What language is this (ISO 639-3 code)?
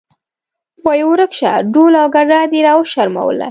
pus